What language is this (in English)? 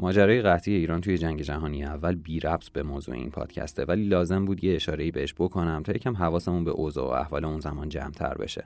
Persian